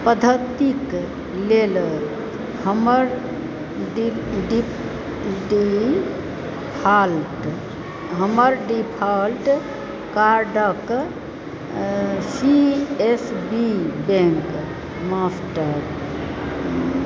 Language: Maithili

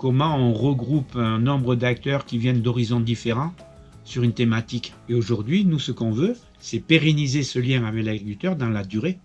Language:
French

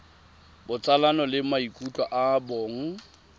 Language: Tswana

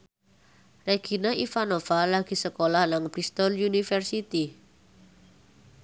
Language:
Javanese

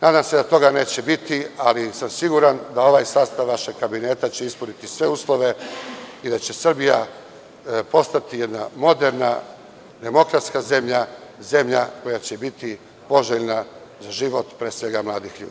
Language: Serbian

